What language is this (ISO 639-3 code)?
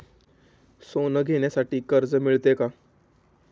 mar